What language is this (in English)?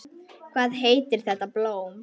Icelandic